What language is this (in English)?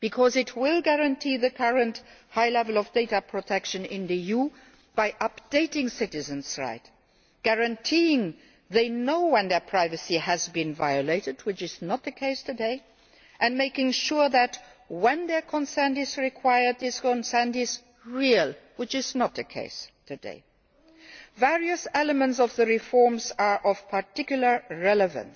English